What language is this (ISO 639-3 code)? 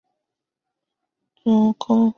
zho